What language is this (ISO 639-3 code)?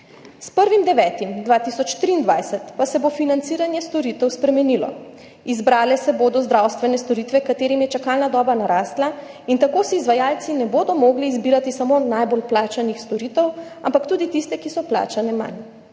slv